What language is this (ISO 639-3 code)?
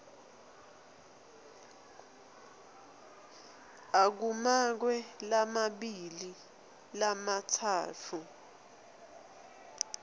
ssw